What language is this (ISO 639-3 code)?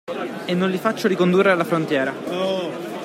ita